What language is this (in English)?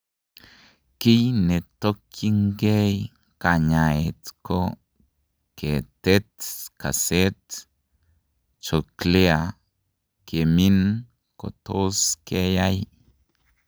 Kalenjin